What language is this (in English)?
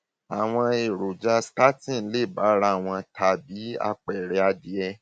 Yoruba